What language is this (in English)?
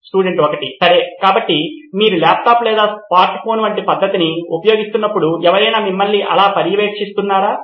Telugu